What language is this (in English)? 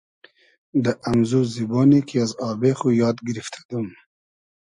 Hazaragi